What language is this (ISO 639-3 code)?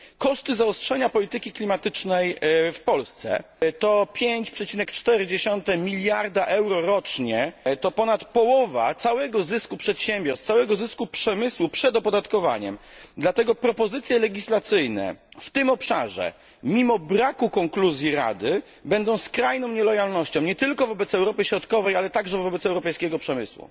pol